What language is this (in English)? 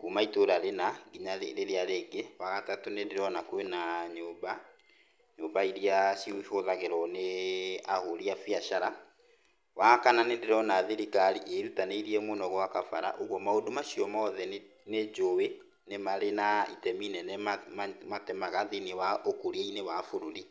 Kikuyu